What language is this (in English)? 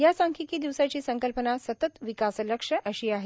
Marathi